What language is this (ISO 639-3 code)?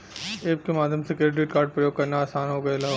bho